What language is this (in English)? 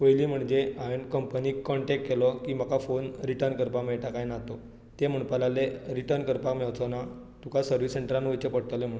Konkani